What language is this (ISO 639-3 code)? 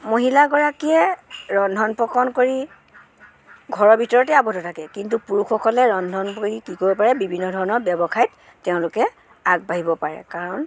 asm